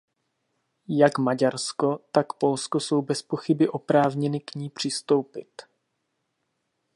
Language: Czech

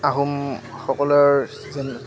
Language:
Assamese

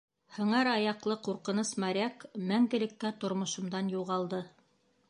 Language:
Bashkir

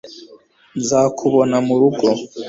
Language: Kinyarwanda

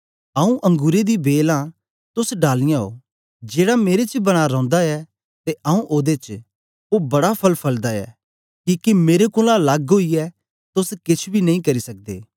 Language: Dogri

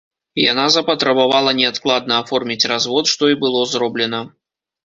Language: Belarusian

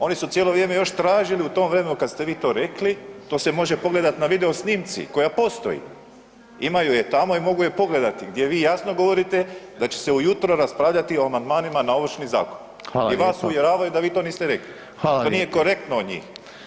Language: Croatian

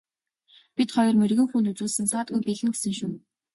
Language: Mongolian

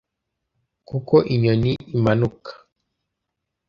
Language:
Kinyarwanda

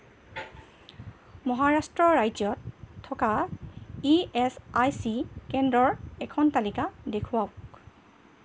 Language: Assamese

